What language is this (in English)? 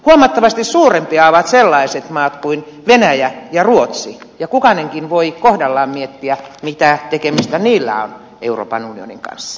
Finnish